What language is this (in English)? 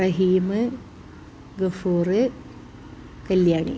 Malayalam